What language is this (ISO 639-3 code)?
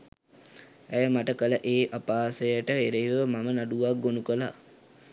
sin